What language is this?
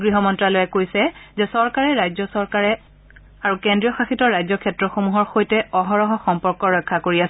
Assamese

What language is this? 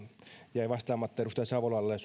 Finnish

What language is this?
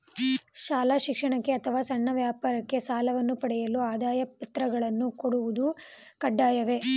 Kannada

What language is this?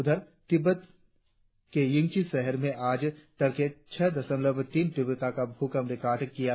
Hindi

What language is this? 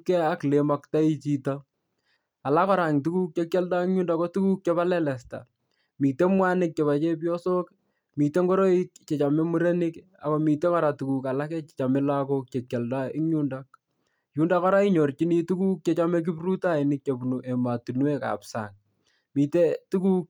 Kalenjin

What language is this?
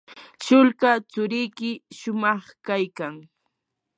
Yanahuanca Pasco Quechua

